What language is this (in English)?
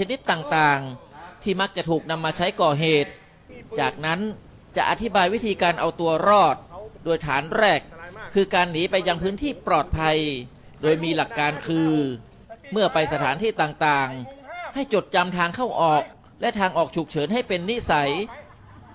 Thai